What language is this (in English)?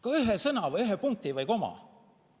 Estonian